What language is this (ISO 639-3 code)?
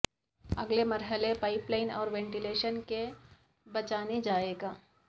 urd